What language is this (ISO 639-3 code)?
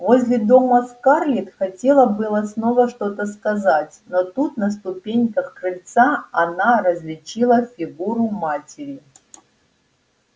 rus